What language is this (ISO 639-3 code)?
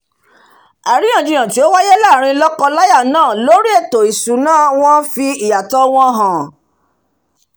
yor